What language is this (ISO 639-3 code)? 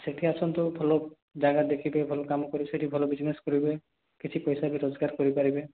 ori